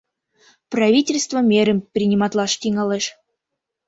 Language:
Mari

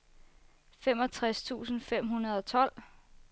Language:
Danish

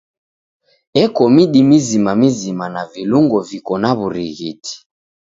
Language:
Taita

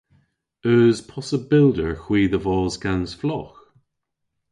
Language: Cornish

